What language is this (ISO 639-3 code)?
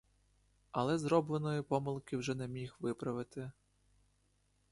ukr